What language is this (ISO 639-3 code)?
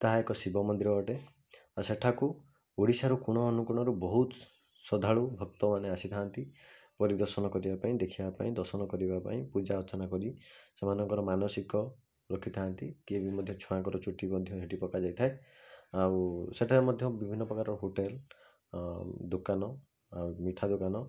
ori